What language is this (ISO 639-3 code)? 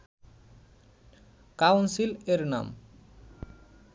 ben